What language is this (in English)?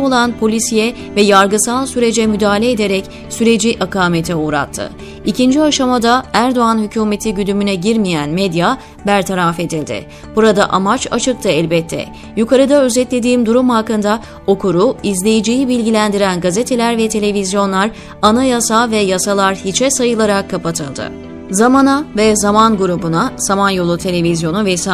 Turkish